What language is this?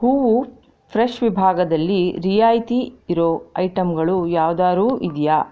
Kannada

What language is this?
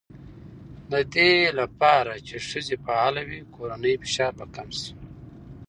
Pashto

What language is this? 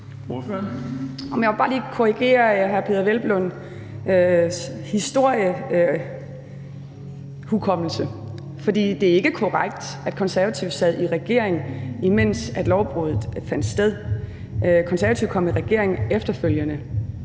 Danish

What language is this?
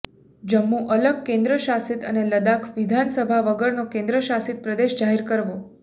Gujarati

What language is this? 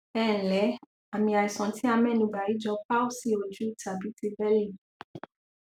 Yoruba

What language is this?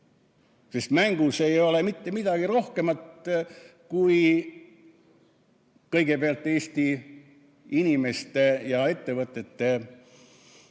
Estonian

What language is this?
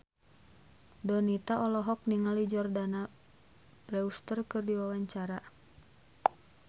Sundanese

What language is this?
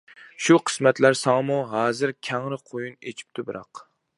Uyghur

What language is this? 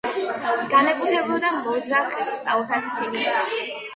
Georgian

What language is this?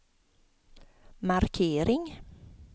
Swedish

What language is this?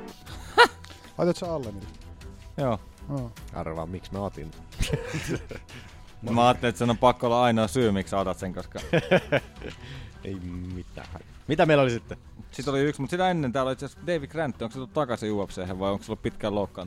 Finnish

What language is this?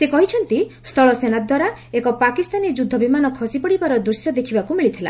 Odia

